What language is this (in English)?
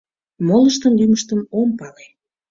Mari